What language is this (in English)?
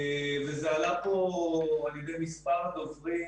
Hebrew